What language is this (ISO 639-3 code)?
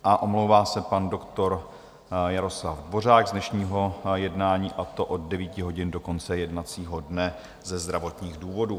ces